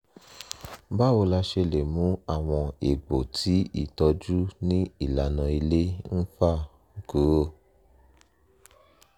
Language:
Yoruba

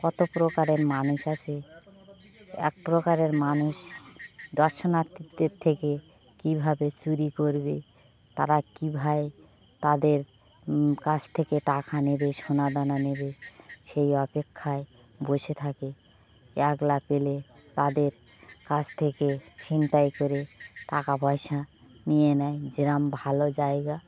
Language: Bangla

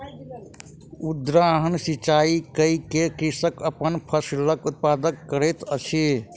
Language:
Maithili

